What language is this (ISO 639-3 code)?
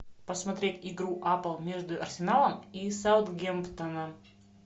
rus